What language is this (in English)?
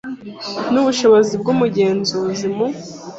Kinyarwanda